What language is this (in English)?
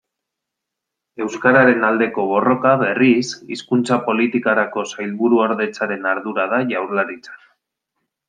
Basque